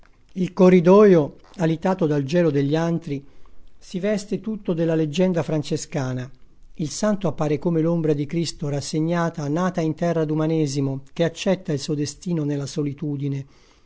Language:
Italian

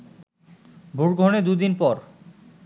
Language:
Bangla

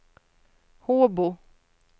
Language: Swedish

